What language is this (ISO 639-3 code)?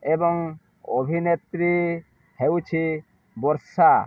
ori